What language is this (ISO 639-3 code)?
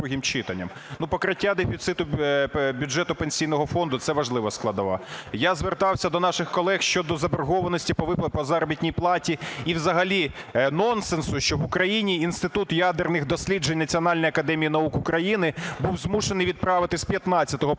ukr